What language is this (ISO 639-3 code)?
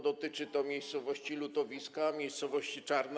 pol